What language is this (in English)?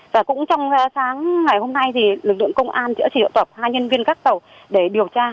Vietnamese